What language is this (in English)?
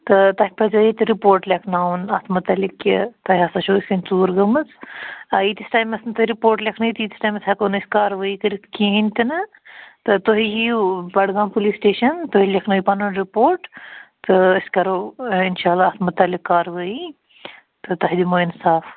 Kashmiri